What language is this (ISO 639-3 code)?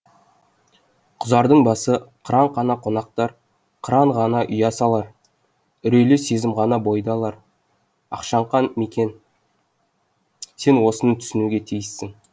kaz